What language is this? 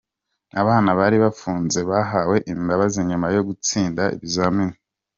Kinyarwanda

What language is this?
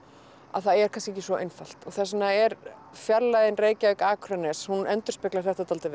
Icelandic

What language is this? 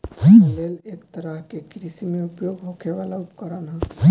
Bhojpuri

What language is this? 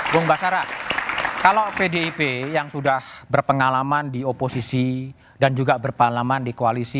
Indonesian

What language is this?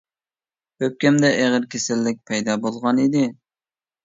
Uyghur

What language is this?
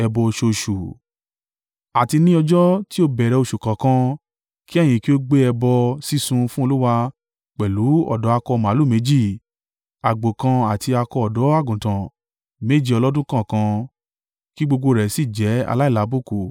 Yoruba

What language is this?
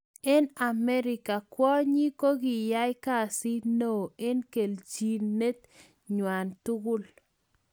Kalenjin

